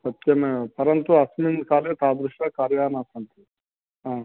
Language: Sanskrit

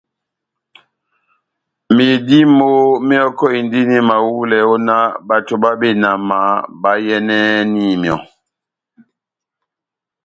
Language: Batanga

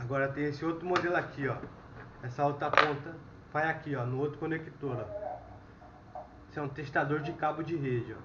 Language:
Portuguese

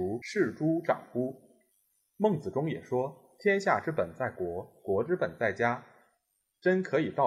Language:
Chinese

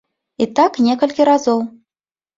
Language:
Belarusian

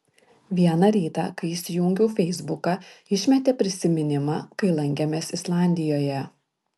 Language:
Lithuanian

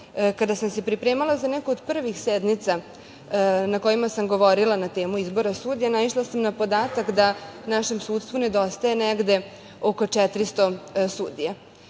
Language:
Serbian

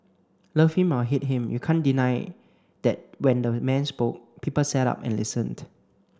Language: English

